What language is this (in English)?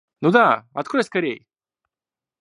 Russian